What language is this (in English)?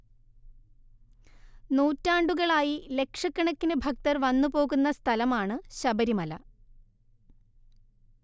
Malayalam